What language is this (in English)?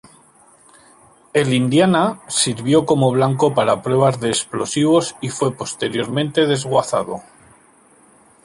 Spanish